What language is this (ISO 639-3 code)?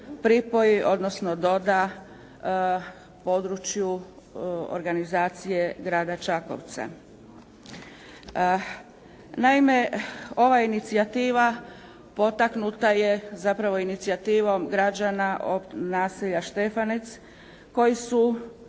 hrv